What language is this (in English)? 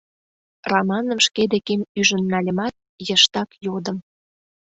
Mari